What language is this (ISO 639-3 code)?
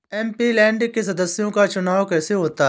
hin